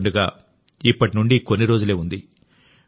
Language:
Telugu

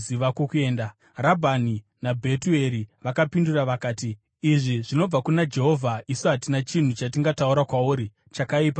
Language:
Shona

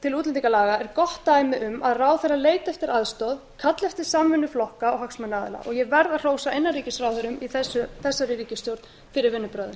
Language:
Icelandic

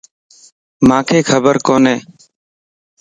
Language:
Lasi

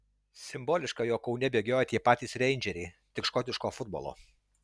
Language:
Lithuanian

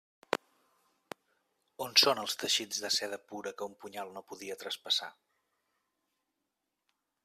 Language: Catalan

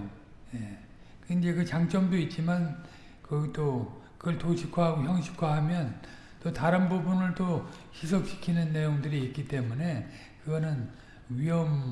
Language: Korean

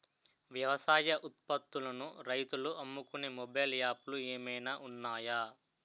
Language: Telugu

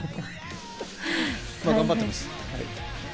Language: Japanese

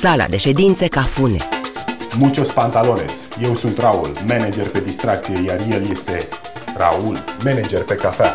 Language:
Romanian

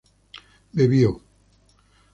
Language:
Spanish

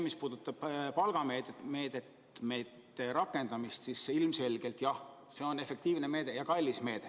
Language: Estonian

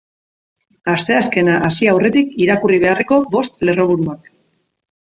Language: Basque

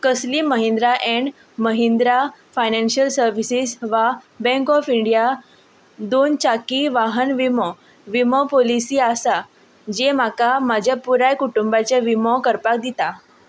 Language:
Konkani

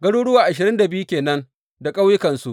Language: Hausa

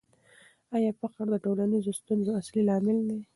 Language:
Pashto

